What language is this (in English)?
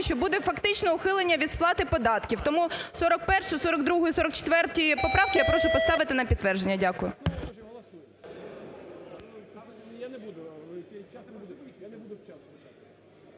Ukrainian